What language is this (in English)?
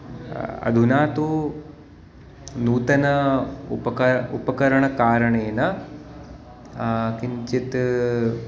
Sanskrit